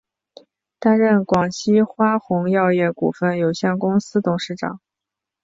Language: Chinese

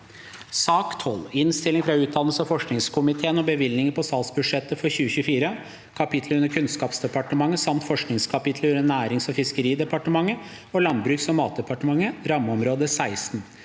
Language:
Norwegian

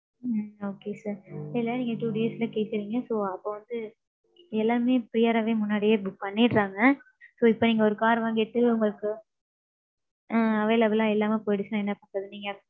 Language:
Tamil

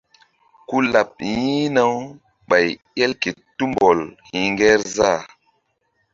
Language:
Mbum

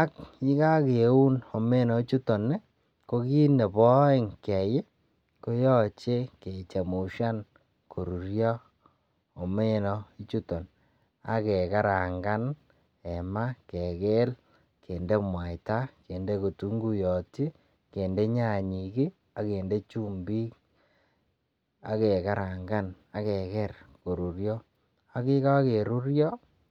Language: Kalenjin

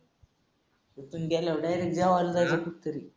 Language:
Marathi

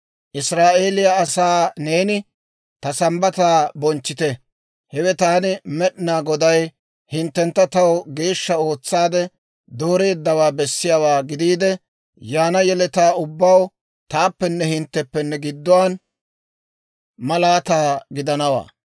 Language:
Dawro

